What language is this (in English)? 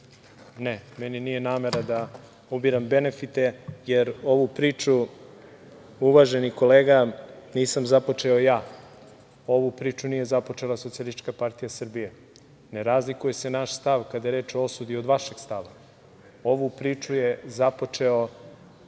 Serbian